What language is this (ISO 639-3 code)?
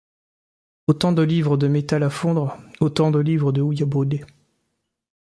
fra